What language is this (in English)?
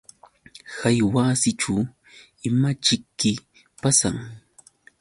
Yauyos Quechua